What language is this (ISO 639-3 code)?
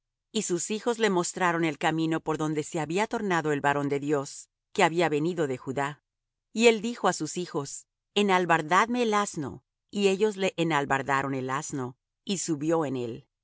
spa